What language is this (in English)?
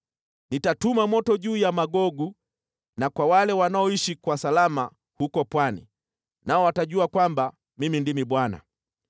Swahili